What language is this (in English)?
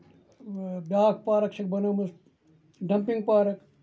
Kashmiri